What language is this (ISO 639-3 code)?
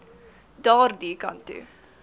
afr